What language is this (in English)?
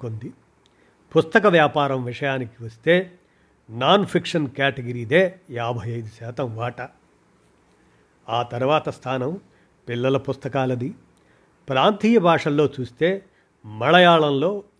Telugu